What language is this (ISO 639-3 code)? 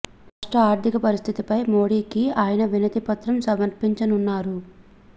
tel